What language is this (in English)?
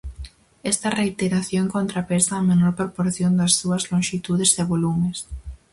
Galician